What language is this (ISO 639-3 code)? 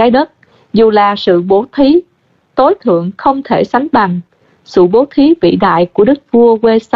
vie